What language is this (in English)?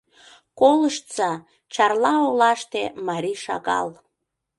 Mari